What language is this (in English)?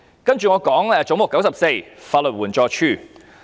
Cantonese